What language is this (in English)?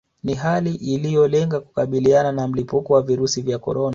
Swahili